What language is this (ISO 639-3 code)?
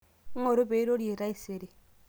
mas